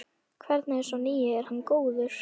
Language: Icelandic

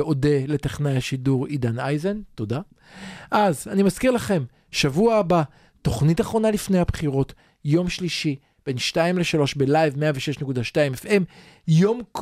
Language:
Hebrew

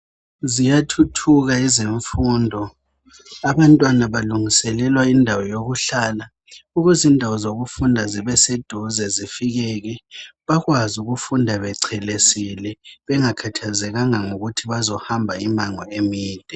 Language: North Ndebele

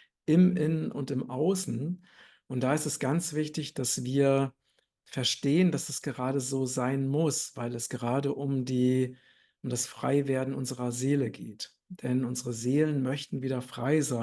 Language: German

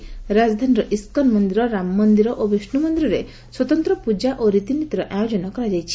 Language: Odia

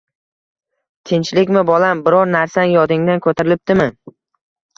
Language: Uzbek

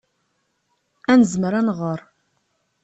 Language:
Kabyle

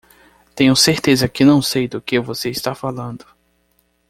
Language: Portuguese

